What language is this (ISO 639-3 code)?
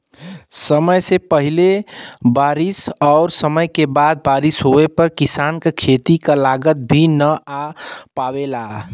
bho